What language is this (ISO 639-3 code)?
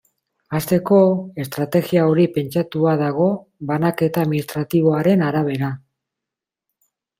eus